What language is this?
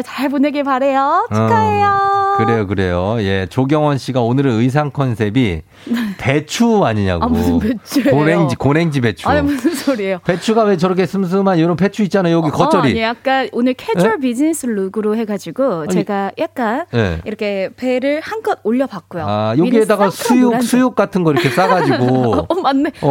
Korean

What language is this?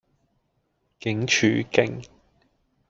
Cantonese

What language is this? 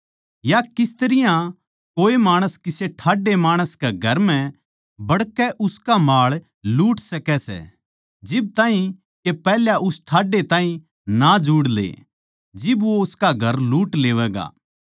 Haryanvi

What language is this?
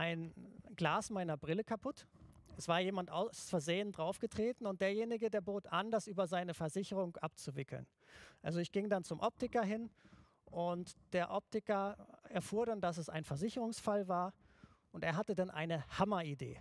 German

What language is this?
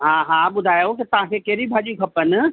Sindhi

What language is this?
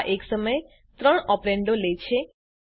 Gujarati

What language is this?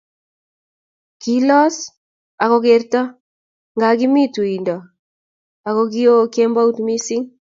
Kalenjin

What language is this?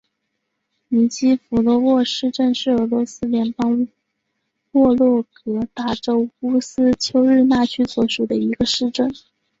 Chinese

